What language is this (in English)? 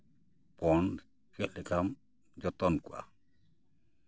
Santali